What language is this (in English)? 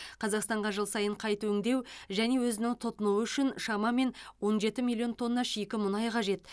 Kazakh